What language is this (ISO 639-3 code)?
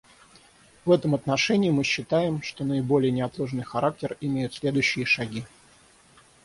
rus